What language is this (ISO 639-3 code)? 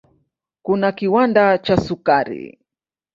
swa